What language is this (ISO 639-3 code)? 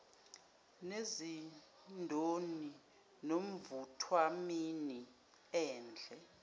zul